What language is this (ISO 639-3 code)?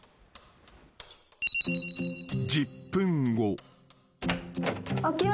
jpn